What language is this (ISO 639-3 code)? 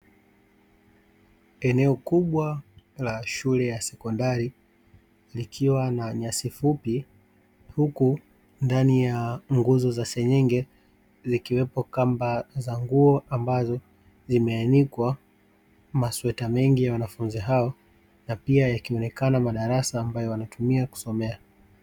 swa